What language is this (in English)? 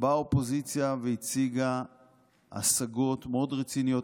Hebrew